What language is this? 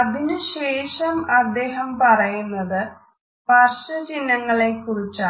Malayalam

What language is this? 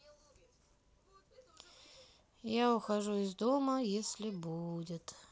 Russian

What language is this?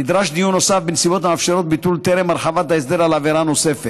Hebrew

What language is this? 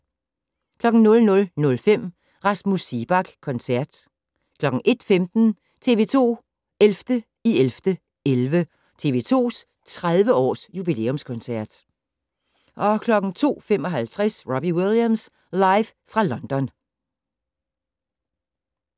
Danish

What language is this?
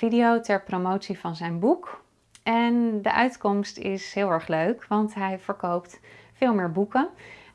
Dutch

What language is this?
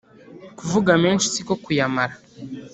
Kinyarwanda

